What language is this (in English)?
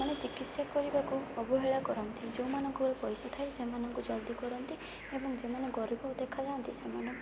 Odia